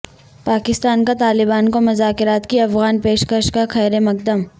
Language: Urdu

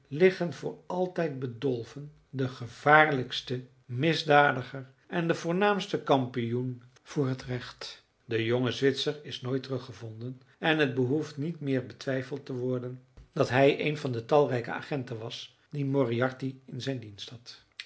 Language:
Dutch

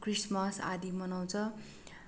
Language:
Nepali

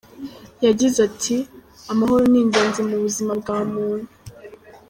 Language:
Kinyarwanda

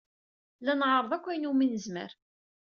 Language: Kabyle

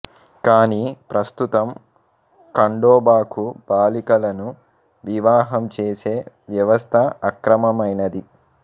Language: Telugu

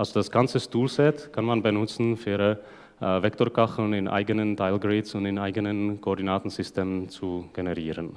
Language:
German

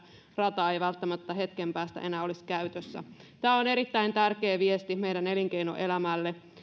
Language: Finnish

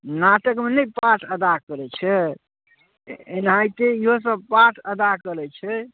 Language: Maithili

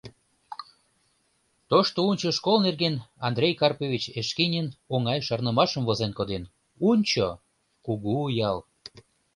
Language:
Mari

